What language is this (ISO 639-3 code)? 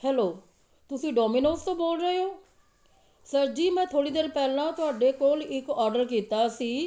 pan